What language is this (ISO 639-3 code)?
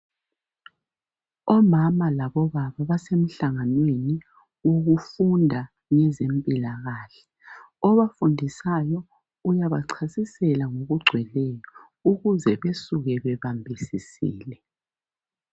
nde